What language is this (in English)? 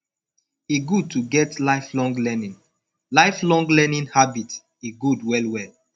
Nigerian Pidgin